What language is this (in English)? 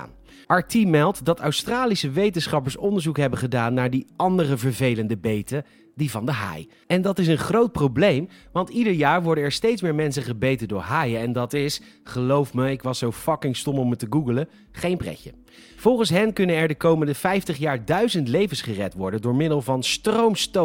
Dutch